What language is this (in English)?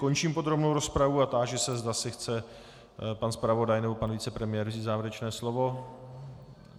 Czech